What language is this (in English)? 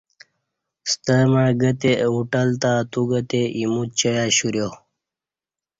Kati